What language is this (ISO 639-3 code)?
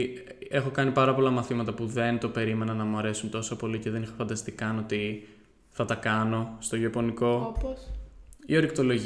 ell